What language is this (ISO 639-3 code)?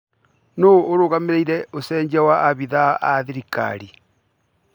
kik